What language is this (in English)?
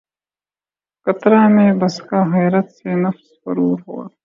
Urdu